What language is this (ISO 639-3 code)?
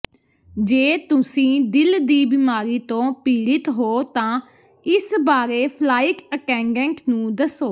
pan